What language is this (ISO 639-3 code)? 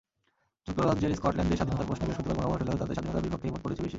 ben